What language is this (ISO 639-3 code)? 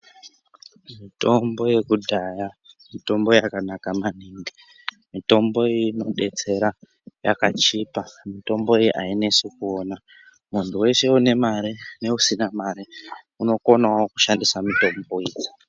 ndc